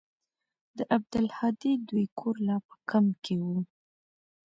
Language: Pashto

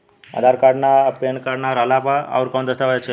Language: Bhojpuri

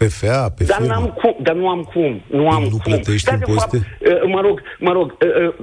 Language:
Romanian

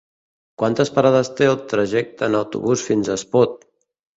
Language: Catalan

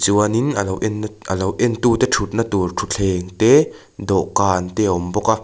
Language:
Mizo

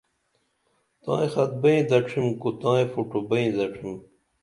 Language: Dameli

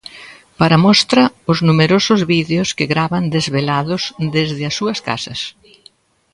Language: Galician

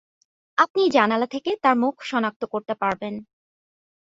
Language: Bangla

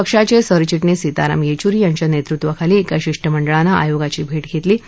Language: Marathi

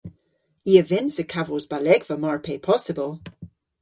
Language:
Cornish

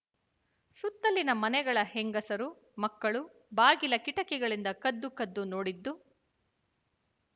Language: Kannada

